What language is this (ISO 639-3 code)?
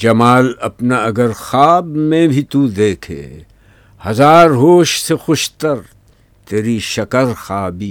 urd